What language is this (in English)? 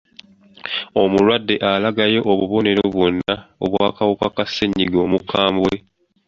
Ganda